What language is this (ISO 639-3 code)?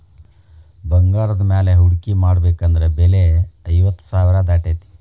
kan